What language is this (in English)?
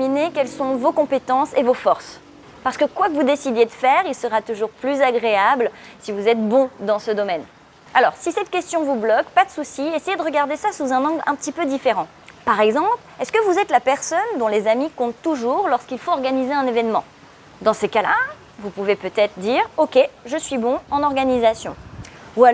French